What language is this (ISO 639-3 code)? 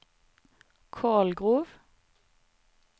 nor